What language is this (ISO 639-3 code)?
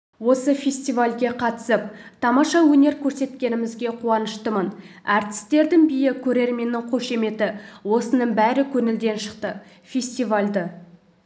kaz